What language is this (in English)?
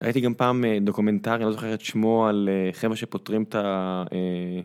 Hebrew